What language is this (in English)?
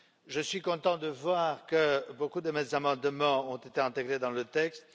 French